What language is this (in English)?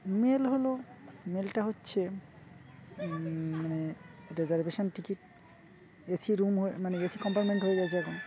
Bangla